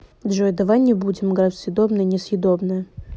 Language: Russian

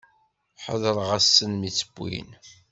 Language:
Kabyle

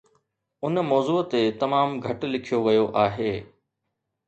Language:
Sindhi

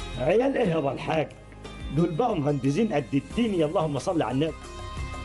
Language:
Arabic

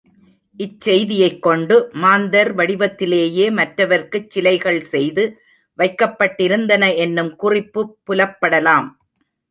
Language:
Tamil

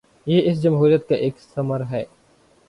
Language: Urdu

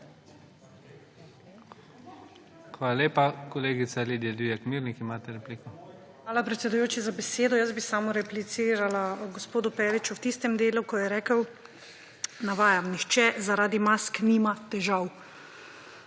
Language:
Slovenian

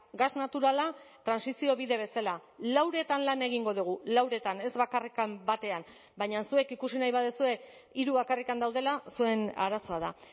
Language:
Basque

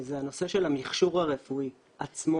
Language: Hebrew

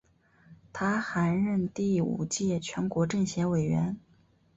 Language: Chinese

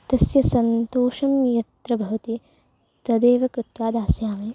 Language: Sanskrit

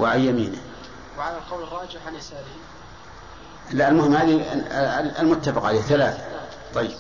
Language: Arabic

